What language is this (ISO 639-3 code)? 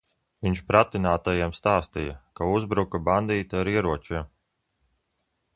lav